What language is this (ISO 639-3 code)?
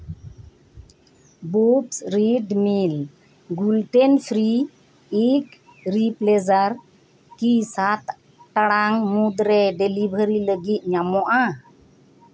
sat